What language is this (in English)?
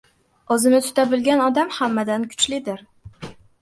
Uzbek